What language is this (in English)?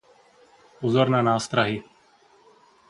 Czech